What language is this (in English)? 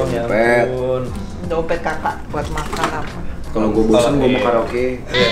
Indonesian